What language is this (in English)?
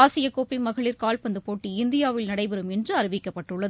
Tamil